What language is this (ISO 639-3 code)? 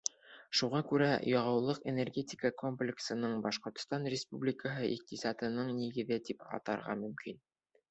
bak